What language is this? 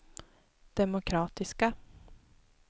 Swedish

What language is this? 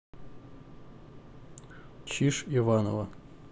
Russian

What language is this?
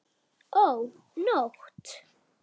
Icelandic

